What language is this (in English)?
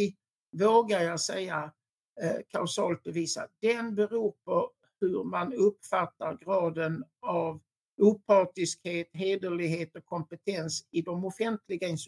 Swedish